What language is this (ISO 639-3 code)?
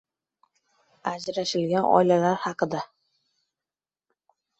uzb